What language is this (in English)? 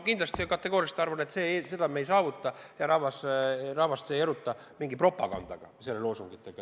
Estonian